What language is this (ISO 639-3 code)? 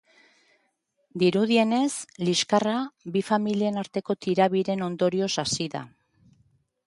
eus